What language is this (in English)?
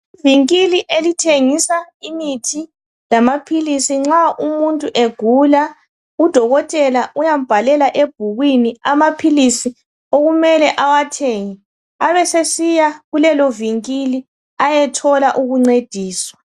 North Ndebele